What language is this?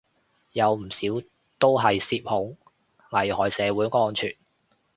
Cantonese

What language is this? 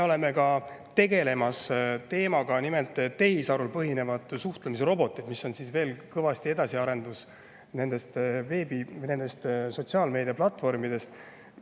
Estonian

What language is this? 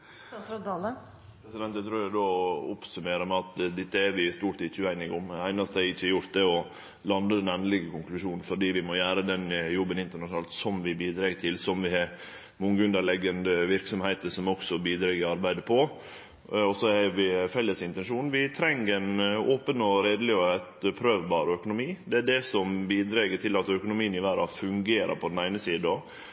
Norwegian Nynorsk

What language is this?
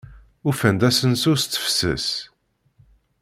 Kabyle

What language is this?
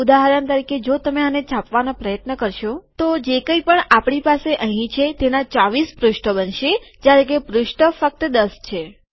Gujarati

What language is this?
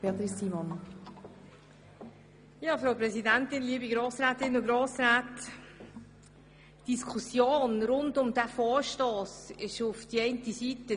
Swiss German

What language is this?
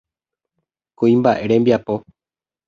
Guarani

